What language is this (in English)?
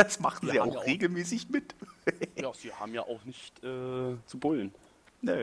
German